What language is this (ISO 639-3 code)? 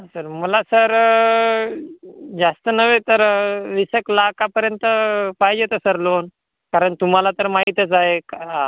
mar